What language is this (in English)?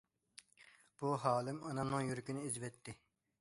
Uyghur